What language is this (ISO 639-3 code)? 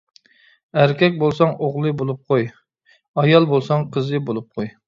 uig